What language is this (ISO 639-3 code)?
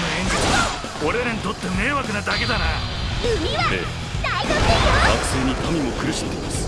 jpn